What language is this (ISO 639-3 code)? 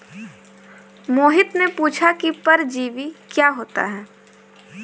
hin